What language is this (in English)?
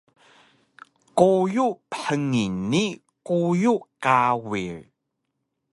Taroko